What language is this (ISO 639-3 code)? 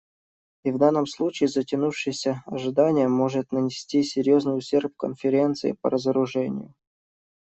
rus